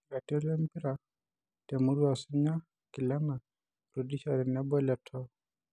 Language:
Masai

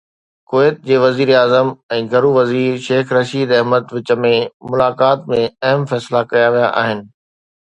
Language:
Sindhi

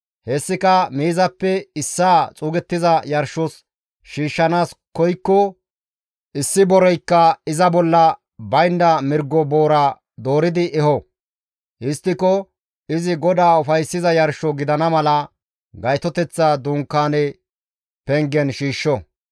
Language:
Gamo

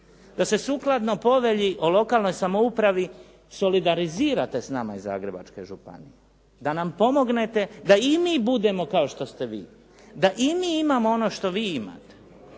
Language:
Croatian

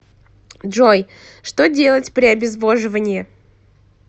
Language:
Russian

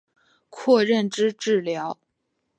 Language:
Chinese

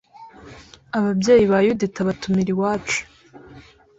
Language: Kinyarwanda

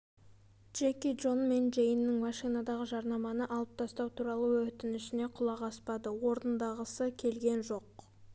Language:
Kazakh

